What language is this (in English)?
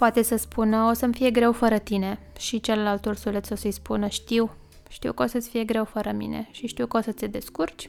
Romanian